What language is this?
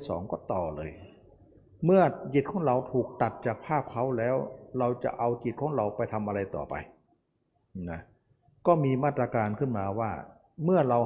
Thai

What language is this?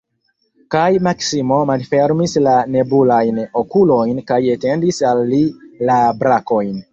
Esperanto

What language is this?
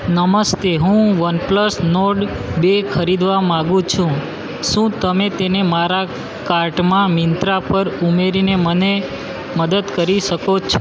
Gujarati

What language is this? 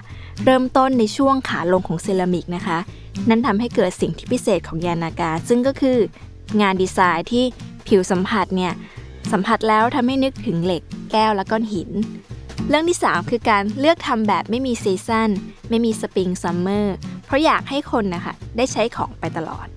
Thai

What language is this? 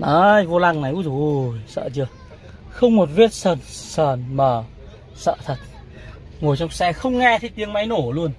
Vietnamese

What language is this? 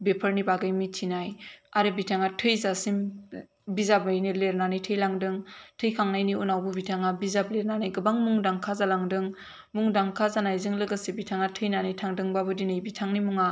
Bodo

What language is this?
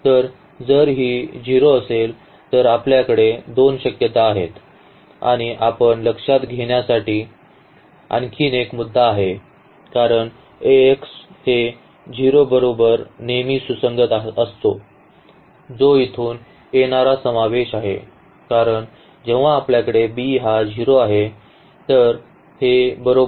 Marathi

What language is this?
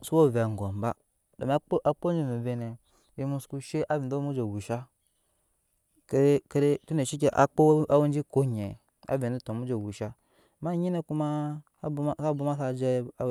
Nyankpa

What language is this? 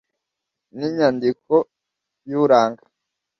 Kinyarwanda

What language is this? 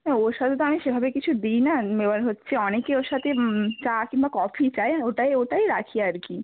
Bangla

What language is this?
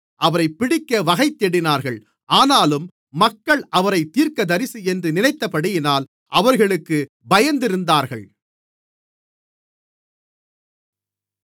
Tamil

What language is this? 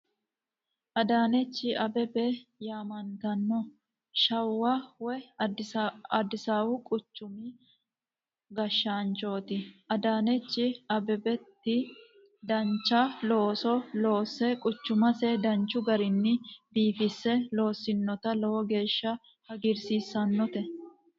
Sidamo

